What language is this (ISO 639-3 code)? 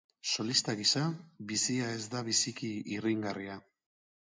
eus